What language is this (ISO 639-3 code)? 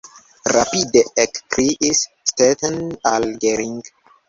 epo